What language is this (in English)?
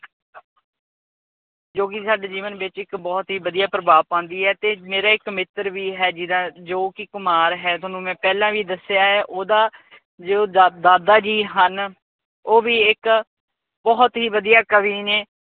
Punjabi